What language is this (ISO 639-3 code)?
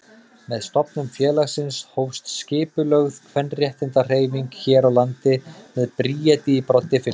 isl